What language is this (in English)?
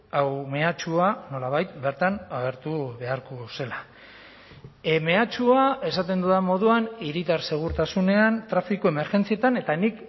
Basque